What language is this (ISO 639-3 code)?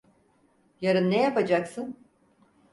tur